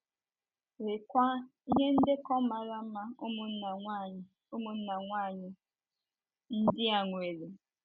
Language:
Igbo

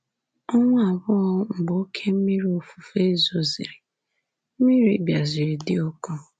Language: Igbo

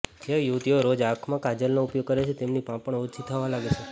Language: Gujarati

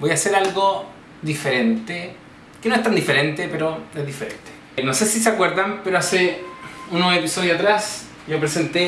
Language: Spanish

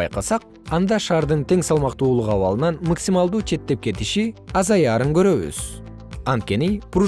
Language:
Kyrgyz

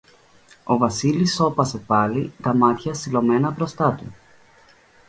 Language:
Greek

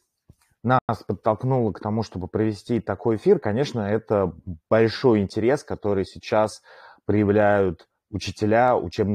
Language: Russian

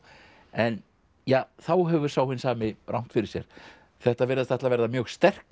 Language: Icelandic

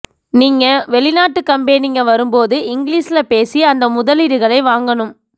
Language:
Tamil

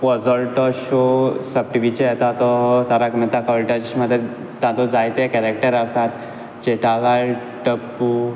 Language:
Konkani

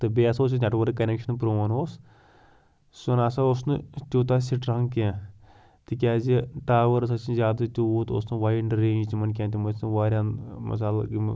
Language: Kashmiri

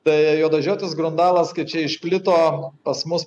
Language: Lithuanian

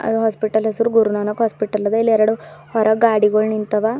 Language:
Kannada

